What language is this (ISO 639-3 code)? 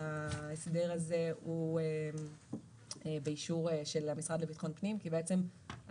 heb